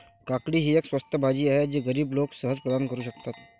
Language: Marathi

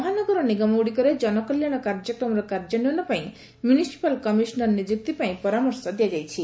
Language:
Odia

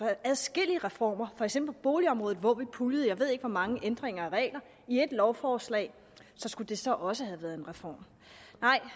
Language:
Danish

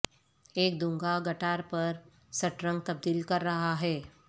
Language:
Urdu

